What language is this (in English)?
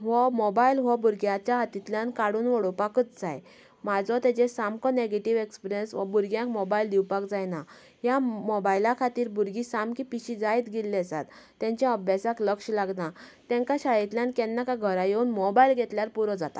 Konkani